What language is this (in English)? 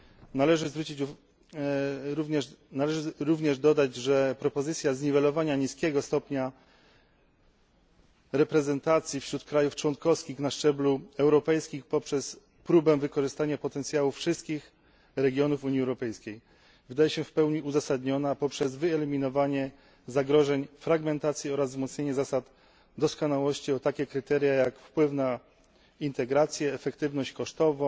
Polish